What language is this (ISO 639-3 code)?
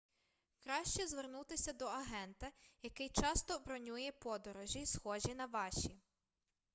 ukr